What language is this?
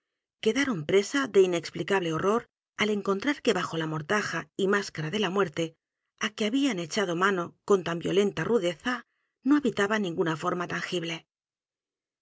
Spanish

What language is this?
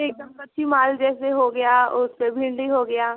Hindi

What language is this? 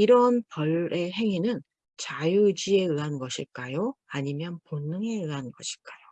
Korean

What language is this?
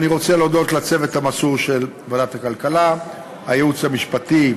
Hebrew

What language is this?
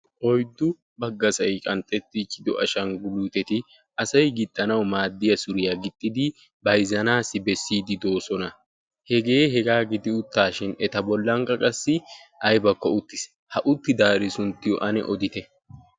Wolaytta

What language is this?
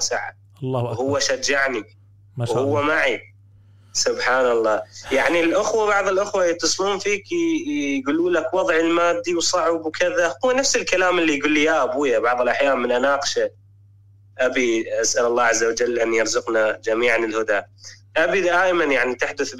Arabic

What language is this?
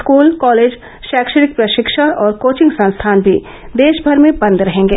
Hindi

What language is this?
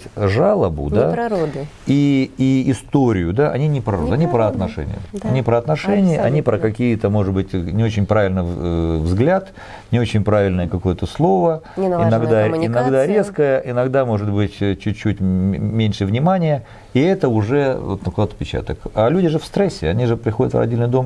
Russian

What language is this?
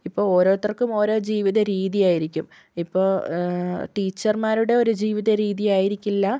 Malayalam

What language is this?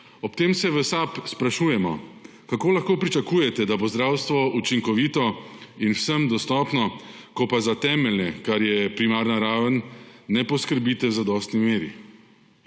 Slovenian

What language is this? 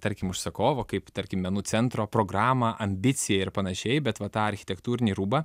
Lithuanian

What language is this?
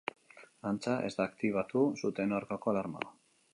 Basque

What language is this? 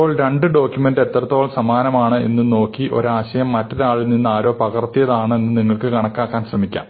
Malayalam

